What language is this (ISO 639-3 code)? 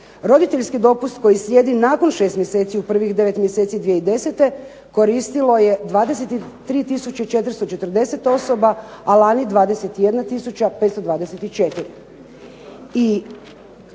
hrv